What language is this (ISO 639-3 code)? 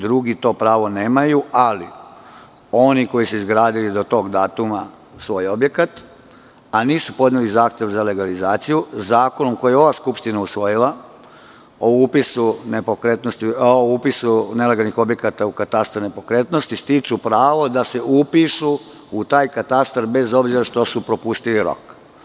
srp